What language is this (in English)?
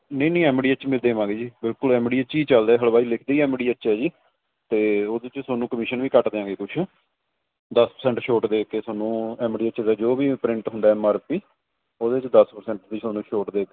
Punjabi